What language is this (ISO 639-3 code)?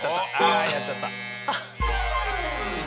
jpn